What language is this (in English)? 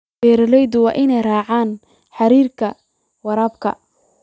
Somali